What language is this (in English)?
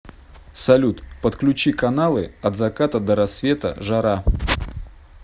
Russian